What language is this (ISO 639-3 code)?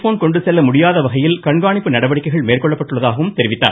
tam